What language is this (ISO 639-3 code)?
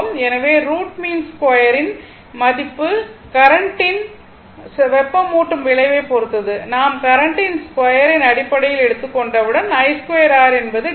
tam